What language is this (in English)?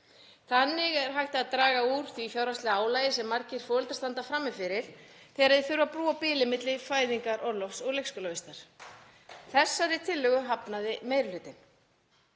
Icelandic